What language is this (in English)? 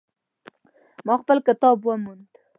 Pashto